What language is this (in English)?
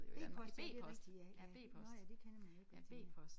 Danish